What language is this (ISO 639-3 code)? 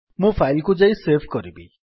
ori